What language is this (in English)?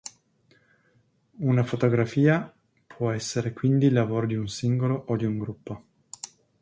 Italian